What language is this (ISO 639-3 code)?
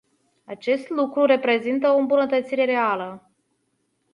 ron